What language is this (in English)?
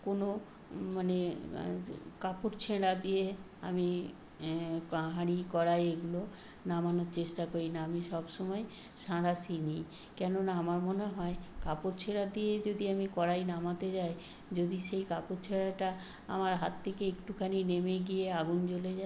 Bangla